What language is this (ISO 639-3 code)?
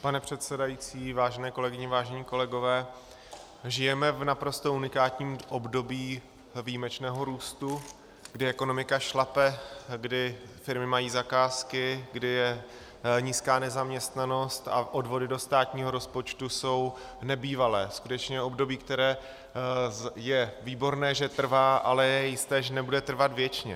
ces